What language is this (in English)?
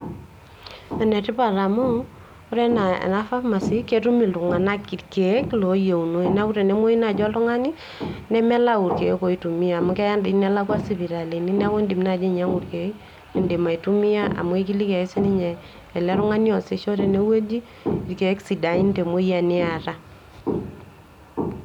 Masai